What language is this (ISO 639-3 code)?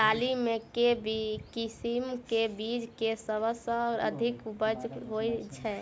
mai